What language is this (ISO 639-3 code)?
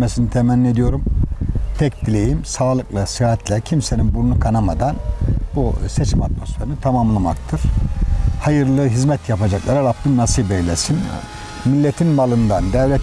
tur